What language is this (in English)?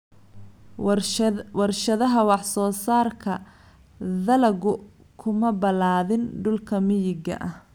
Somali